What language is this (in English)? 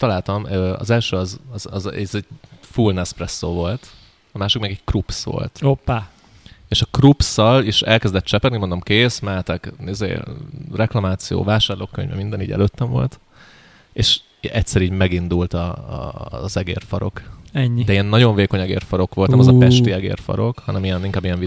Hungarian